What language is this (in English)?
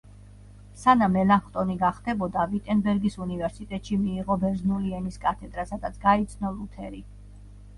Georgian